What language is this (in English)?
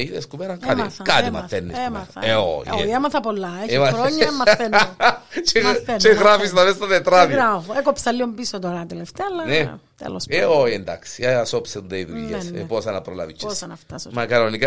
Greek